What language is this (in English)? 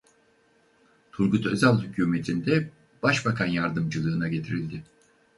Turkish